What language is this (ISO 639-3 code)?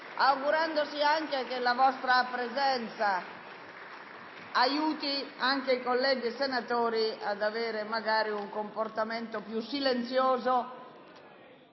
ita